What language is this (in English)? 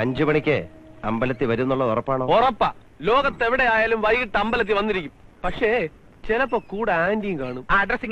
Malayalam